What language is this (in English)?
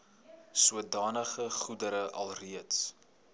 Afrikaans